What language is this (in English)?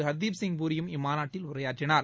Tamil